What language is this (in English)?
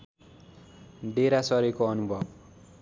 Nepali